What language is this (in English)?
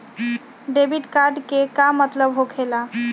Magahi